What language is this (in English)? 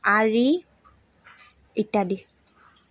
Assamese